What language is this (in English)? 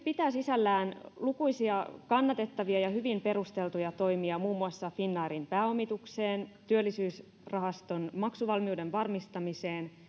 Finnish